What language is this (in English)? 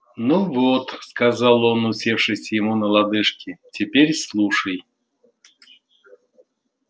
Russian